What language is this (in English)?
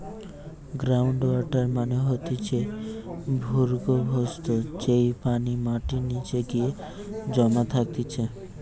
Bangla